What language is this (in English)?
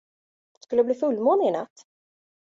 Swedish